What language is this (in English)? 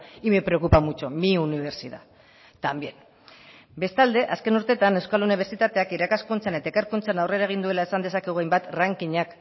Basque